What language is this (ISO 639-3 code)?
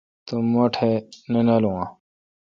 xka